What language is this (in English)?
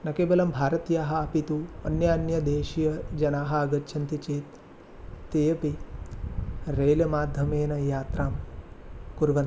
Sanskrit